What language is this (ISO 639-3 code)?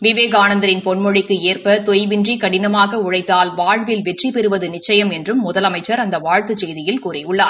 tam